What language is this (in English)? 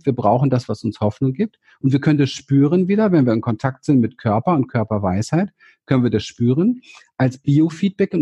German